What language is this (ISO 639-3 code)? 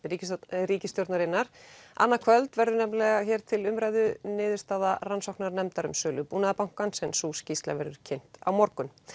isl